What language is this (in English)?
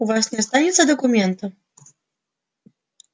Russian